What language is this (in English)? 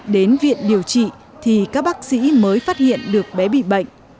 Vietnamese